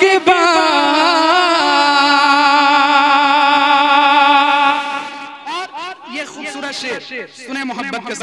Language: Hindi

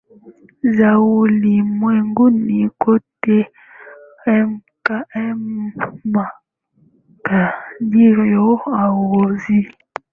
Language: Swahili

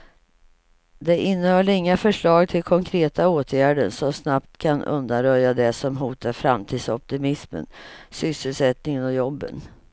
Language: Swedish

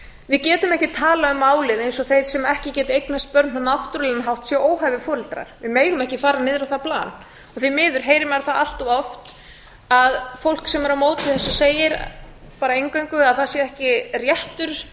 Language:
Icelandic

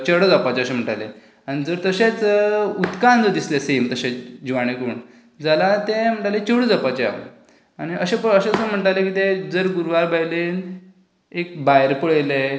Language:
Konkani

